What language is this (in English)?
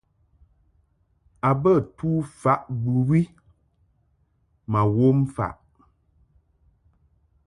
Mungaka